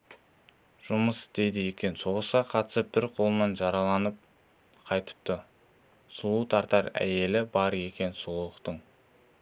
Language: Kazakh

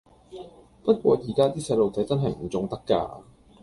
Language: Cantonese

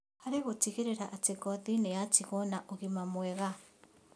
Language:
Kikuyu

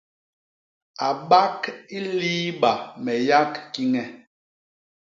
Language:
Basaa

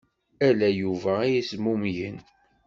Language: Kabyle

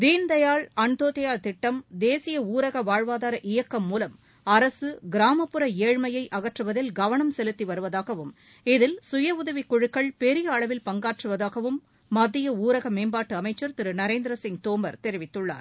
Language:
Tamil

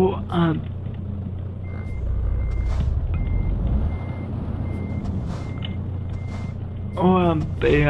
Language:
French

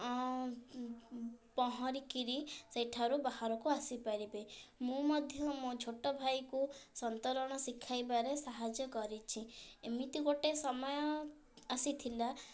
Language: Odia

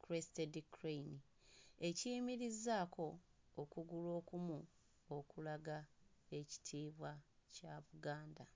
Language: Ganda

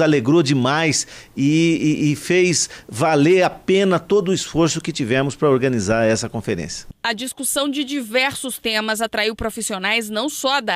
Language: Portuguese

